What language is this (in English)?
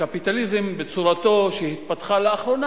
Hebrew